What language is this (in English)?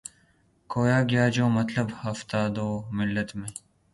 Urdu